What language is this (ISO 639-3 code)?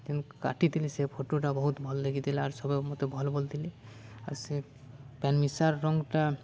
ori